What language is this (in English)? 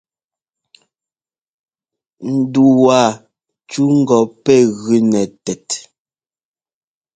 Ngomba